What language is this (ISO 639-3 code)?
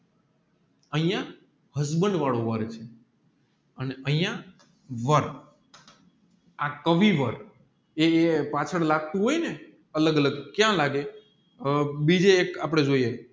guj